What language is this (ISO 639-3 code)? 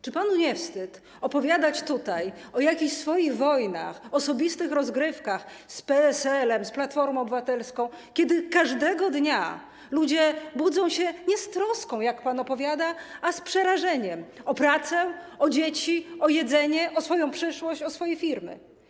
pol